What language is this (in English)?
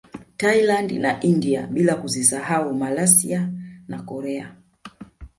Swahili